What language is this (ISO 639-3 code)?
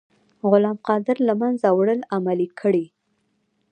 pus